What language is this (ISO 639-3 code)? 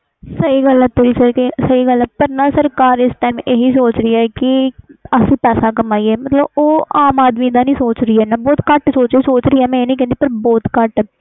pan